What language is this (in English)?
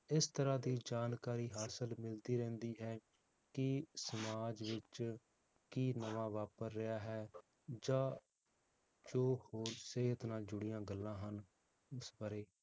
Punjabi